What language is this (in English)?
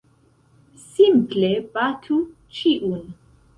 Esperanto